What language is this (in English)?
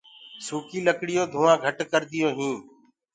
Gurgula